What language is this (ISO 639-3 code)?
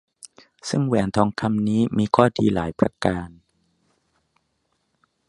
tha